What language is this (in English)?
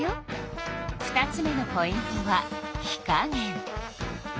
Japanese